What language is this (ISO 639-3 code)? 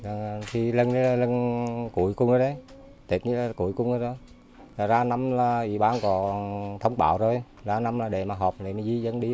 vie